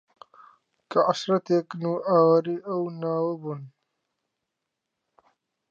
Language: Central Kurdish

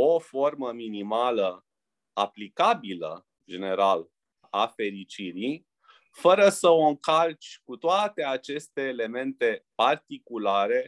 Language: Romanian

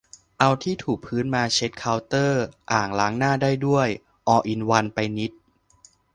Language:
Thai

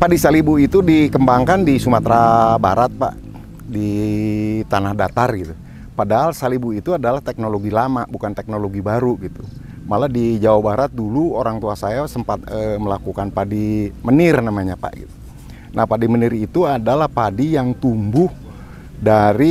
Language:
Indonesian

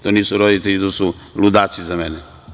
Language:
Serbian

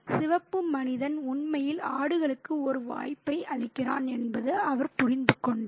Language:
Tamil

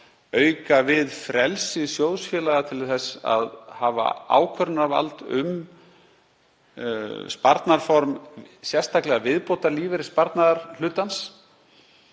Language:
Icelandic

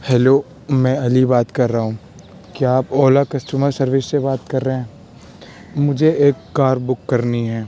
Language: Urdu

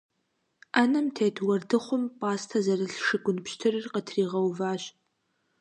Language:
Kabardian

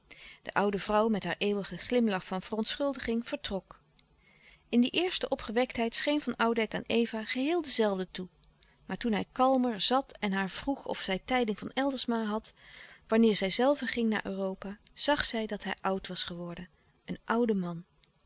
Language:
Dutch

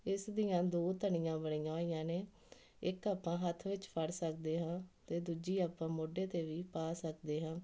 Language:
Punjabi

